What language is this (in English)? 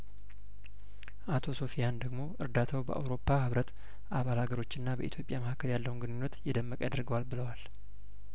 Amharic